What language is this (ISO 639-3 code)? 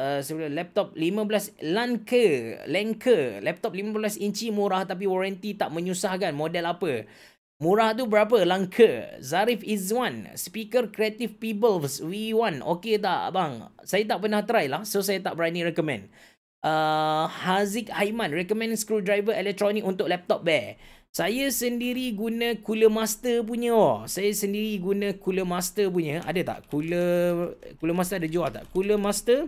msa